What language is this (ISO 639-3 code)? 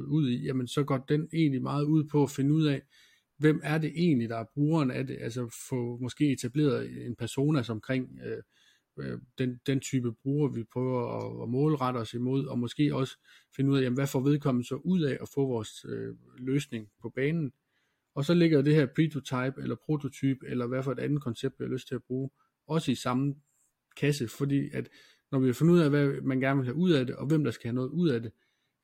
dan